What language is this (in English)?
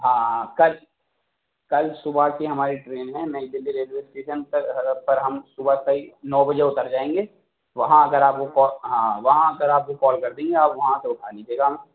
Urdu